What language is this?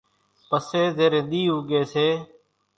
Kachi Koli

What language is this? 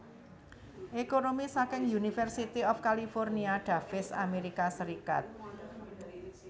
Javanese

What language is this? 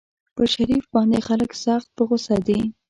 Pashto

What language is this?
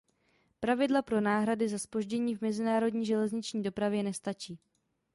Czech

